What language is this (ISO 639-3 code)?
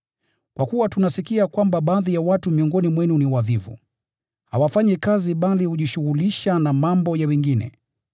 swa